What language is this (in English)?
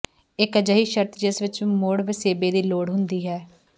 Punjabi